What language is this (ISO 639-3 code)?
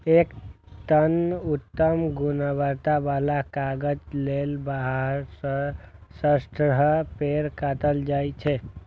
mai